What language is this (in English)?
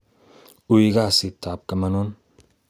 Kalenjin